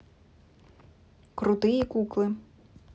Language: Russian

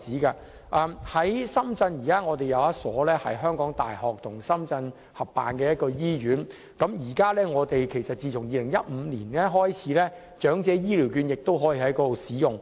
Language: Cantonese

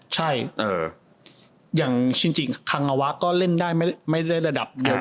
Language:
Thai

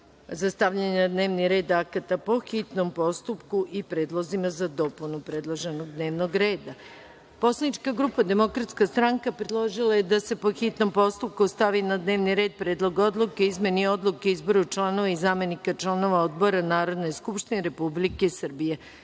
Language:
Serbian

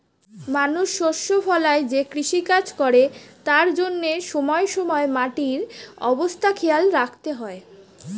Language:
Bangla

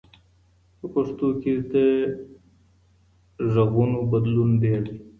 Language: Pashto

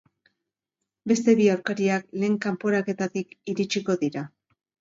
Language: Basque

